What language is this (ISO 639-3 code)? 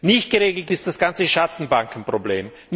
deu